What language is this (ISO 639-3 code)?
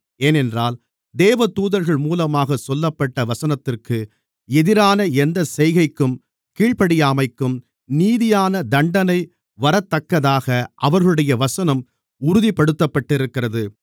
tam